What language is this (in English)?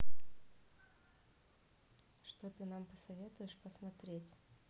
Russian